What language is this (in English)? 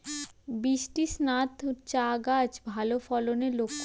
Bangla